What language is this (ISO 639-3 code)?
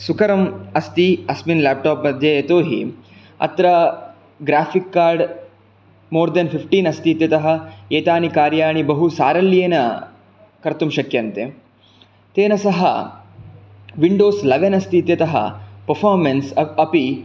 san